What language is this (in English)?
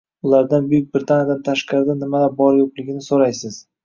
Uzbek